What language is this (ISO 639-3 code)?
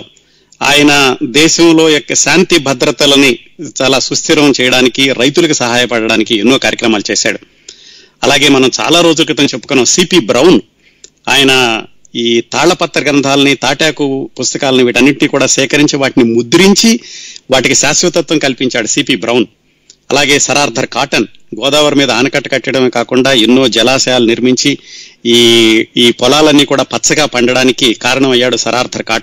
tel